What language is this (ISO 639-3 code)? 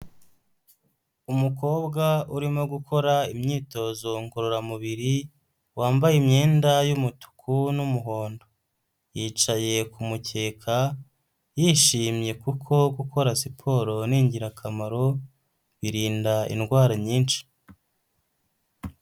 kin